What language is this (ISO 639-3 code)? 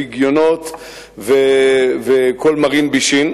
heb